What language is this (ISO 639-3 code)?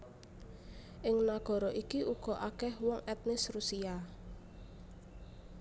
jav